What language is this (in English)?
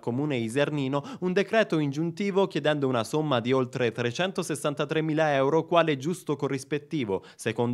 Italian